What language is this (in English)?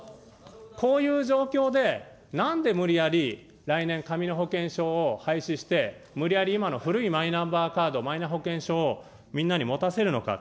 Japanese